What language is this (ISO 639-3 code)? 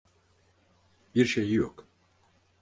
tur